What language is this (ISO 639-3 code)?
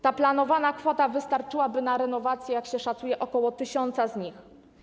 pol